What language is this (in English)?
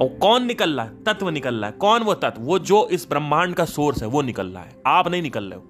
Hindi